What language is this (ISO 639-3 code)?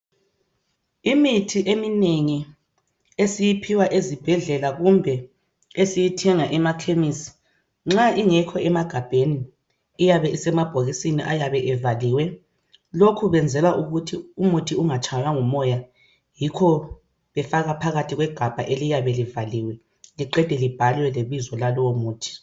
nde